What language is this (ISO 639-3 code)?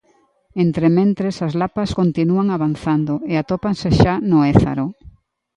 glg